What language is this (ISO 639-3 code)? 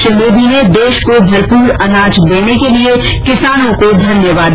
hin